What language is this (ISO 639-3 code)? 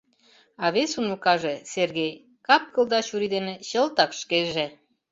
chm